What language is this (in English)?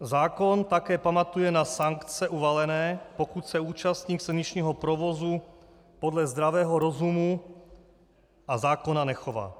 Czech